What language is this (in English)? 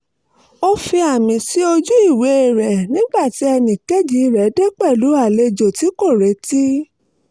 Yoruba